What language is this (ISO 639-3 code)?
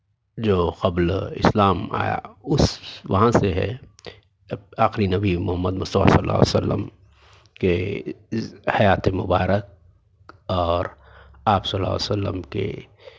urd